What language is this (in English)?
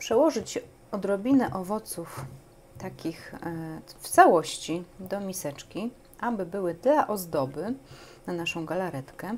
Polish